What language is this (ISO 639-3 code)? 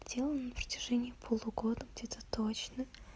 rus